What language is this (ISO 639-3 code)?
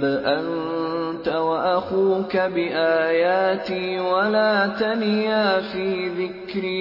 urd